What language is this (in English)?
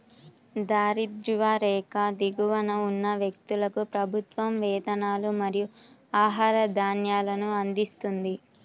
Telugu